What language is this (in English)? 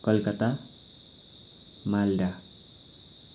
Nepali